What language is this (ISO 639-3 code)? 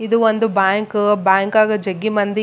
kan